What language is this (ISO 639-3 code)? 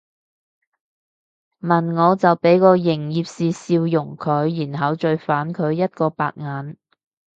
yue